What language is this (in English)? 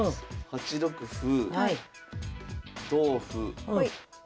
Japanese